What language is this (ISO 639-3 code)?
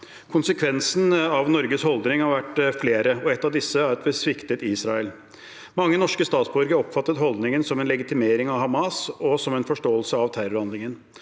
nor